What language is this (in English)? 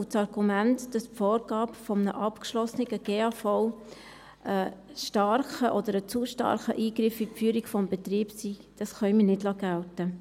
Swiss German